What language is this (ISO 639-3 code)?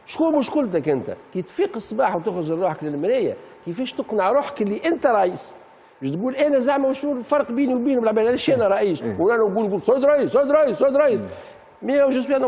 ara